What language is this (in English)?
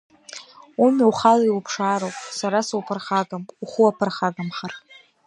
Abkhazian